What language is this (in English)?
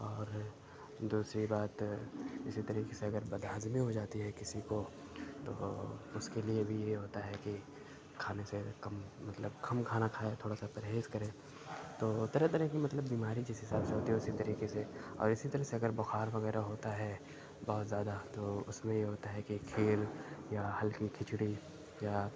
Urdu